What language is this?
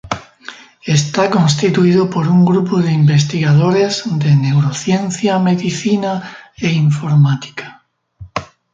Spanish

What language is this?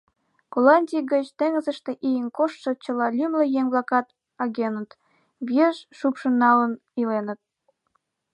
Mari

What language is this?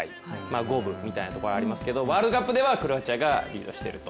Japanese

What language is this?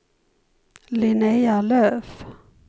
Swedish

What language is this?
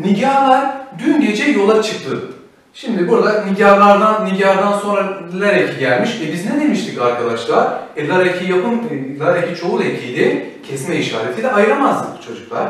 Turkish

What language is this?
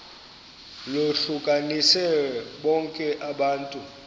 Xhosa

